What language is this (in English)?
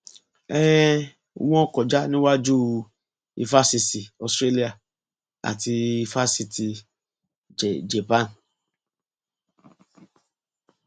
Yoruba